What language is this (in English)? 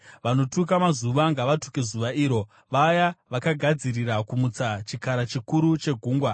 Shona